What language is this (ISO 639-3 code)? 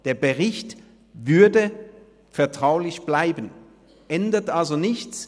gsw